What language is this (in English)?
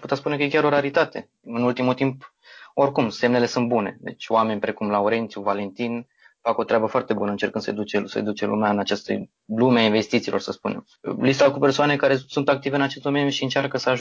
Romanian